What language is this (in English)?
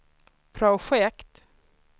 Swedish